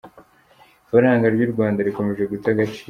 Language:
Kinyarwanda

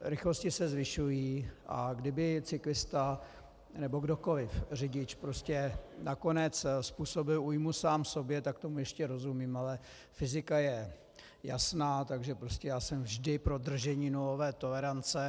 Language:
Czech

